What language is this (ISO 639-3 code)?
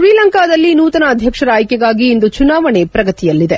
kan